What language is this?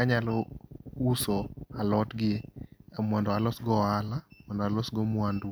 Luo (Kenya and Tanzania)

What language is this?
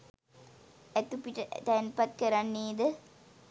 Sinhala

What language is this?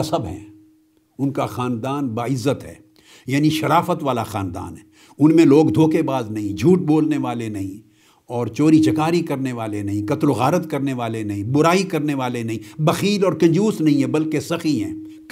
Urdu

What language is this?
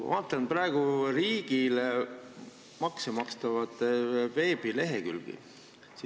Estonian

